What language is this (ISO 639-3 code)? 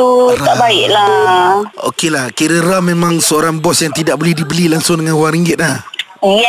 msa